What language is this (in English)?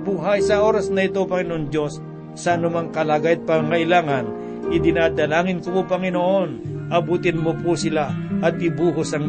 Filipino